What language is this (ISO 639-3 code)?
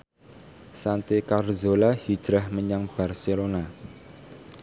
jav